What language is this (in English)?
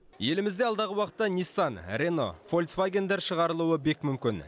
Kazakh